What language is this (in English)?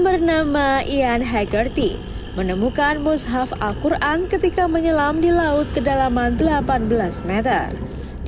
Indonesian